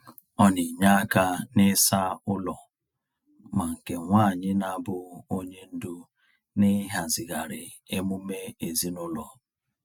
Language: Igbo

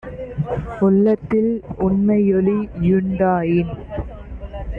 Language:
Tamil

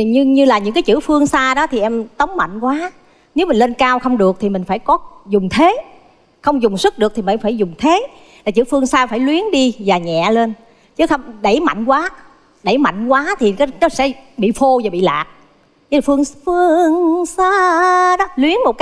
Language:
Vietnamese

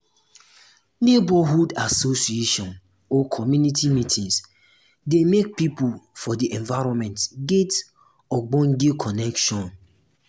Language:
Nigerian Pidgin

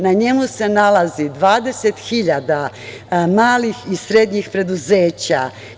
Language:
Serbian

